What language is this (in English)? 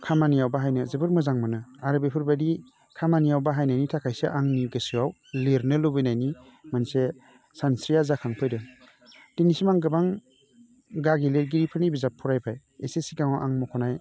Bodo